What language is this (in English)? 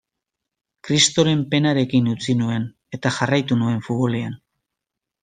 Basque